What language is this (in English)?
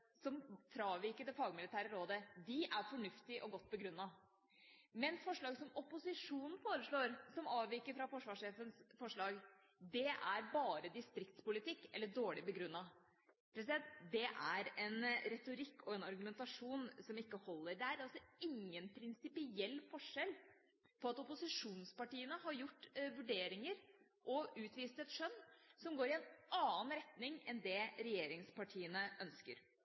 Norwegian Bokmål